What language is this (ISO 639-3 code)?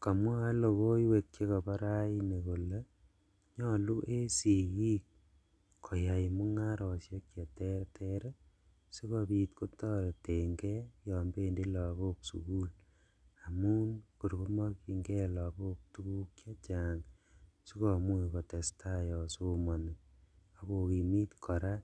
kln